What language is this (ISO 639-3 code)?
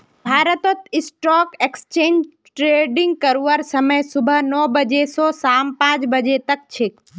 mag